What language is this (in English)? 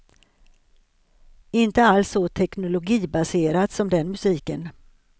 Swedish